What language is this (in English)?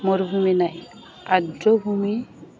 Assamese